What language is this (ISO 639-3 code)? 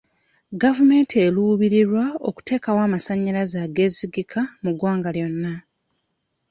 lug